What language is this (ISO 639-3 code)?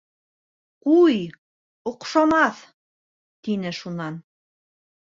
bak